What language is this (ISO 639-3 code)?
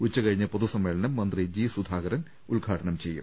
mal